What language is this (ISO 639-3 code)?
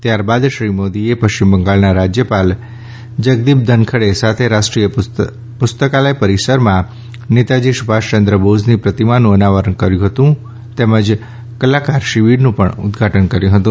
guj